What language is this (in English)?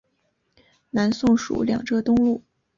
Chinese